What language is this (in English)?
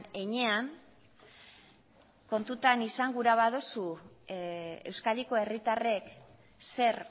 Basque